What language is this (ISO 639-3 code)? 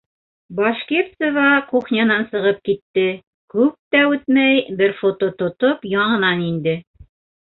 bak